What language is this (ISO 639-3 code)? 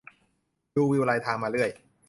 tha